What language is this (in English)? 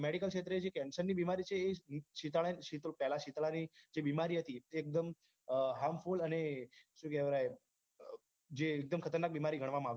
Gujarati